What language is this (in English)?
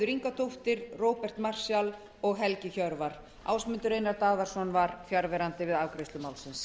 Icelandic